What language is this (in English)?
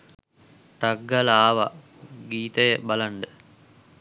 Sinhala